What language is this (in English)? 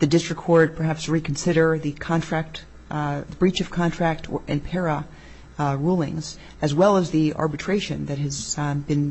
English